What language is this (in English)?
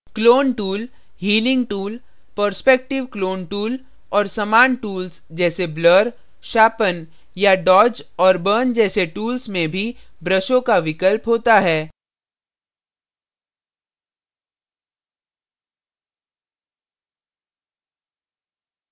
Hindi